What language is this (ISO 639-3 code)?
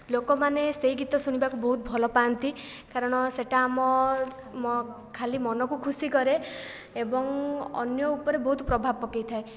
ori